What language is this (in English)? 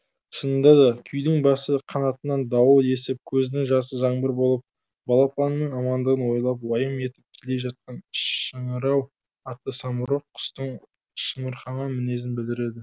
Kazakh